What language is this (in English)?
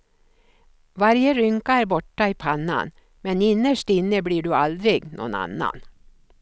Swedish